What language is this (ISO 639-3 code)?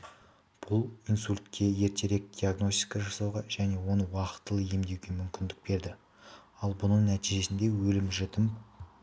kaz